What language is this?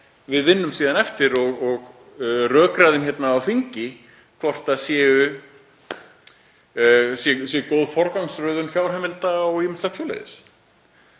Icelandic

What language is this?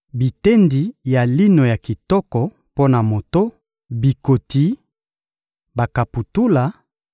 Lingala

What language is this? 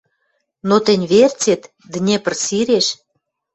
Western Mari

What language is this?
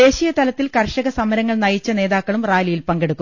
Malayalam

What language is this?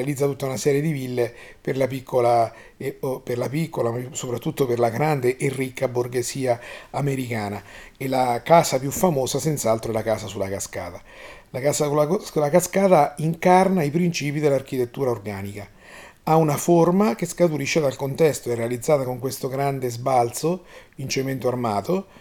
Italian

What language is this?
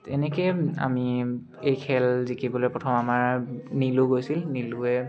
Assamese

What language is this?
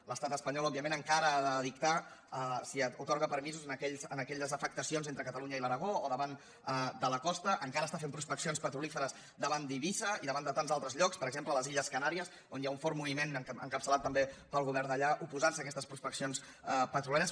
Catalan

